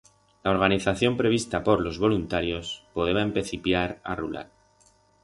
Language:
Aragonese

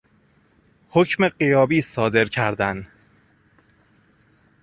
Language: Persian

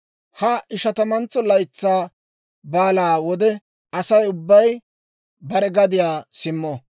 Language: Dawro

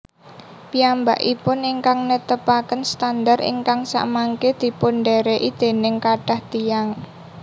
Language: Javanese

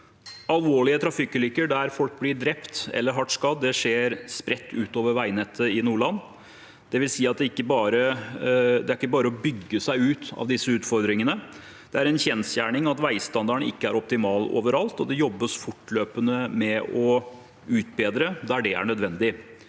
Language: Norwegian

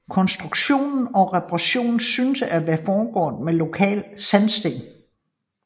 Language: Danish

